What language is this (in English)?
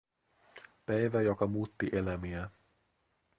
Finnish